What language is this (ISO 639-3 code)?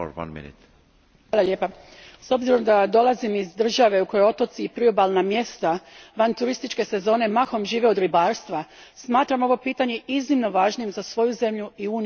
hrv